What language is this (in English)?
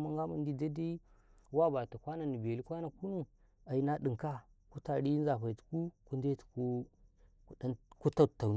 Karekare